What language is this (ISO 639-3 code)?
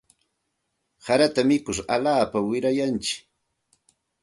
qxt